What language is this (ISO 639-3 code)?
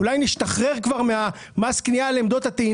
heb